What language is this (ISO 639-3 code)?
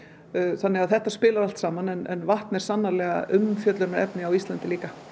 isl